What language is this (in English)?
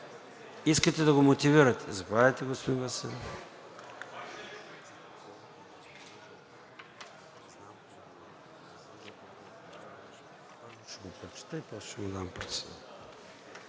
Bulgarian